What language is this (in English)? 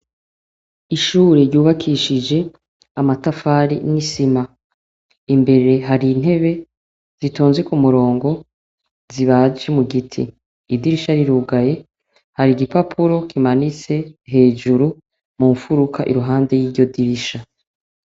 Rundi